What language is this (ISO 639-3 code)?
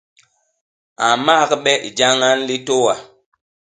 bas